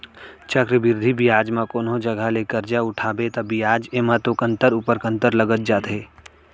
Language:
Chhattisgarhi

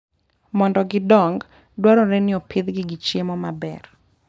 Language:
Luo (Kenya and Tanzania)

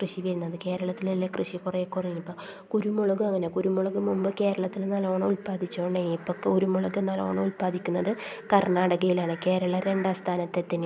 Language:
Malayalam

